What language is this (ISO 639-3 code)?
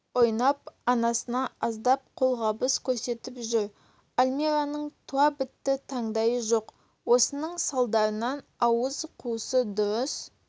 kaz